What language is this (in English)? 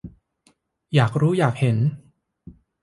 Thai